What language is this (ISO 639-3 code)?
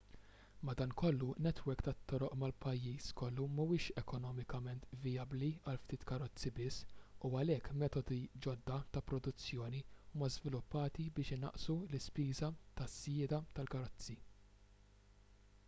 mlt